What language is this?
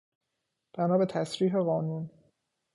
Persian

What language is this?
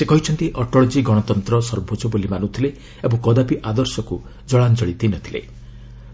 Odia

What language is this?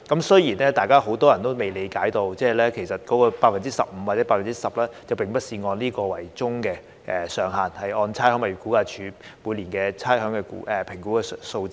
Cantonese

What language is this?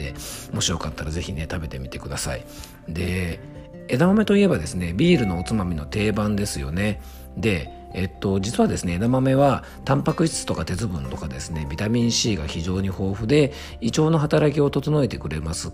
Japanese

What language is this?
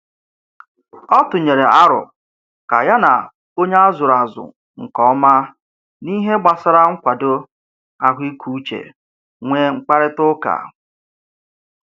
Igbo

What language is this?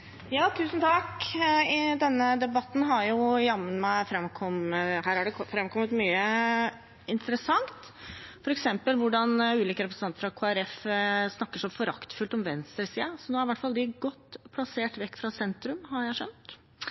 Norwegian Bokmål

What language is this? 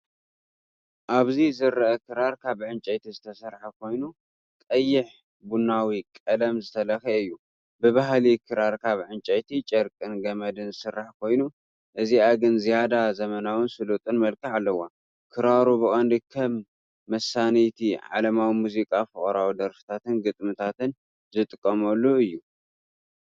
Tigrinya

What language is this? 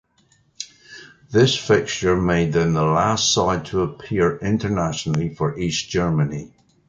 English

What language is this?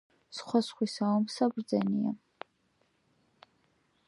Georgian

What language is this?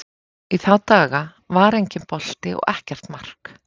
Icelandic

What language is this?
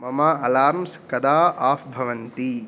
Sanskrit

